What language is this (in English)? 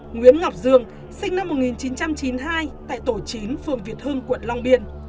Vietnamese